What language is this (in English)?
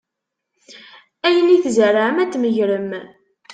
Kabyle